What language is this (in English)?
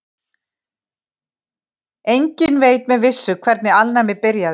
Icelandic